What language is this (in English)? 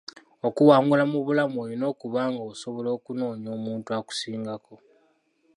Ganda